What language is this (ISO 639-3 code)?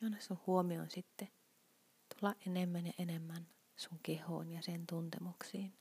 fin